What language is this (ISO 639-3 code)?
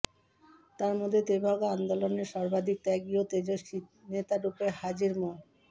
ben